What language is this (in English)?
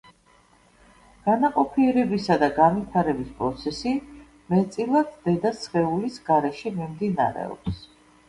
Georgian